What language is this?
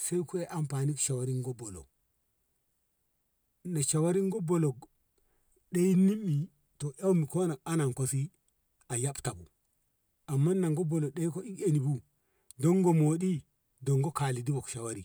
Ngamo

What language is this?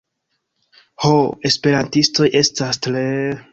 Esperanto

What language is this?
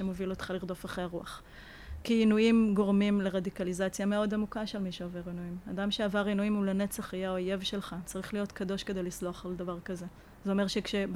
Hebrew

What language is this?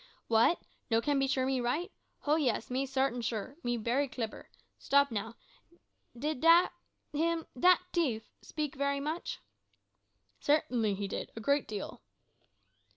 English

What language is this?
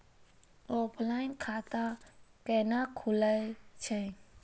Maithili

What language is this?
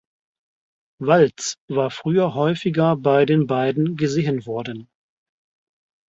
German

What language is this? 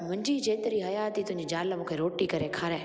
Sindhi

